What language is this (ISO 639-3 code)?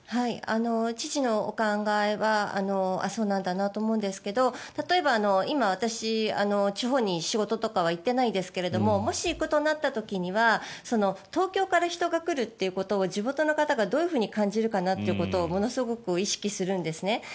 jpn